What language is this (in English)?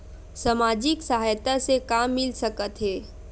Chhattisgarhi